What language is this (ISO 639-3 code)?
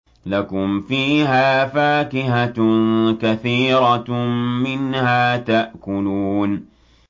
ara